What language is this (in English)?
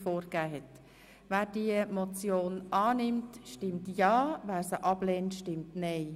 Swiss German